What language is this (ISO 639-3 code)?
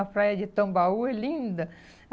por